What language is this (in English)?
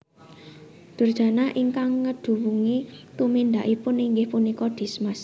Javanese